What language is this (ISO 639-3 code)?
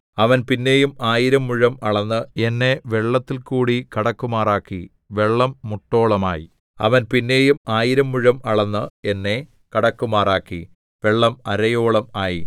mal